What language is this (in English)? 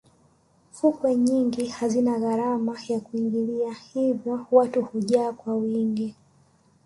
Swahili